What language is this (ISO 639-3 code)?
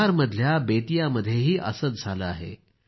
mar